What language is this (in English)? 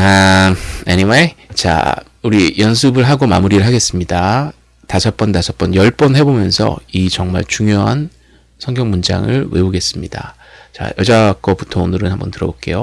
Korean